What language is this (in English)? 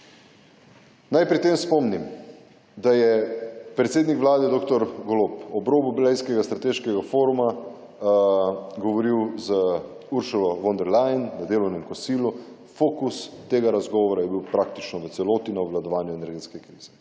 Slovenian